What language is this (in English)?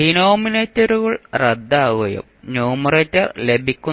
Malayalam